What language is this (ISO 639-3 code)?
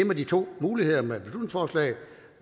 dan